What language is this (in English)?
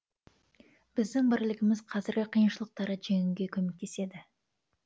Kazakh